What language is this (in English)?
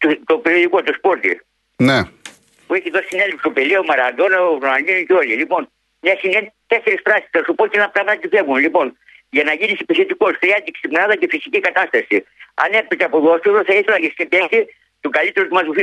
Greek